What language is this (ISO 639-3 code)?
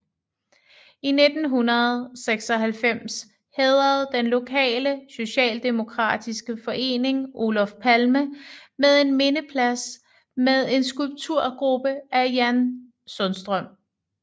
dan